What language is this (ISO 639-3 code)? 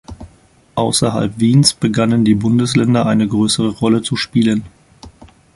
deu